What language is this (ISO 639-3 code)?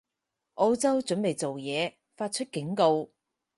yue